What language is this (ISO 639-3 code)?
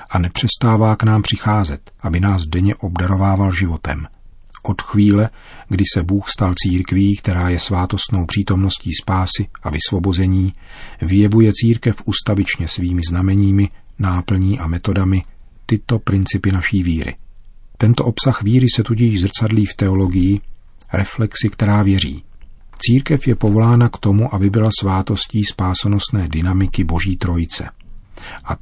ces